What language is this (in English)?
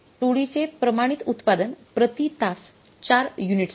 Marathi